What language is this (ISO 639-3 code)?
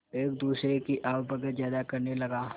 hin